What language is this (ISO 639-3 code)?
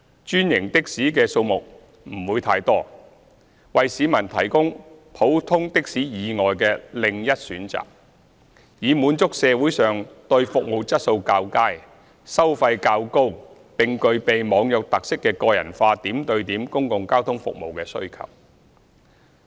yue